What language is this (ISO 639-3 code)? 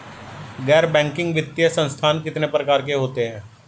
hin